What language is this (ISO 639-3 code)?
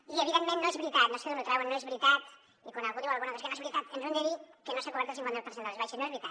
cat